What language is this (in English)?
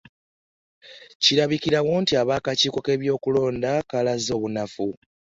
Ganda